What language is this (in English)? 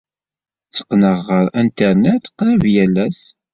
Kabyle